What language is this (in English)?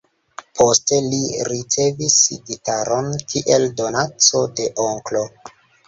Esperanto